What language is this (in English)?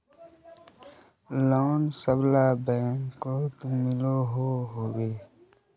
Magahi